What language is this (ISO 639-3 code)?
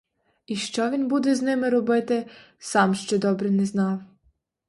ukr